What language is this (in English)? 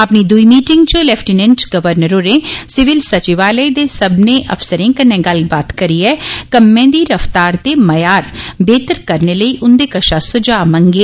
Dogri